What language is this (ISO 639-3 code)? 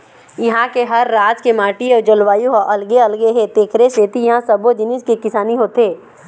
hne